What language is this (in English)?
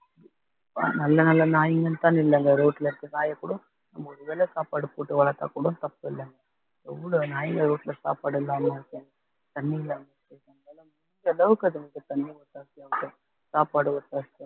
Tamil